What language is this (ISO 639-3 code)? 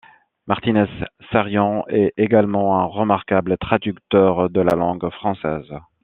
fra